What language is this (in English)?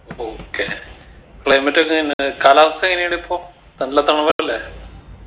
Malayalam